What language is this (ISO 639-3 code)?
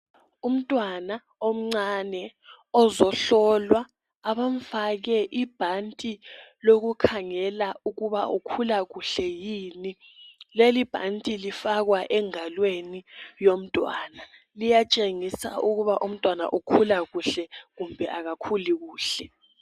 nde